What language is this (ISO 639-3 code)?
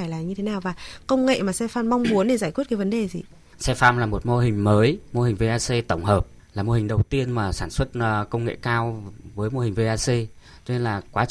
vie